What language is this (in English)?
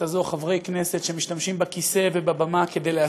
Hebrew